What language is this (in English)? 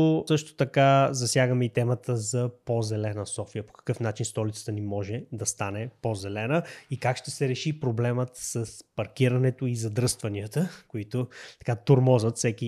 Bulgarian